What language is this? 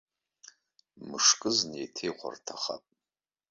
Abkhazian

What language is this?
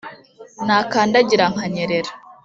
Kinyarwanda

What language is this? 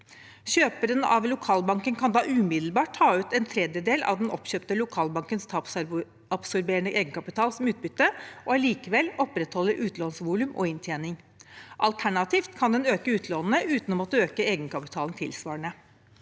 Norwegian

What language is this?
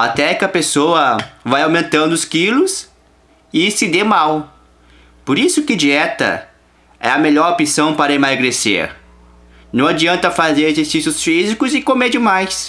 Portuguese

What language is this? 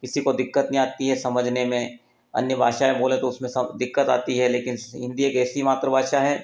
Hindi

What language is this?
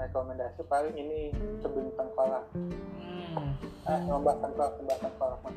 Indonesian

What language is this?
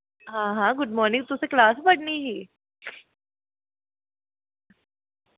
Dogri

